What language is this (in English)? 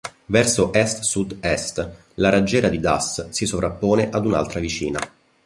Italian